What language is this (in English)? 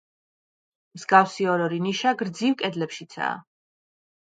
Georgian